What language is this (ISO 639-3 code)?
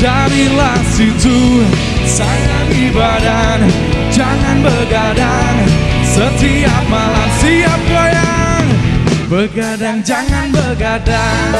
ind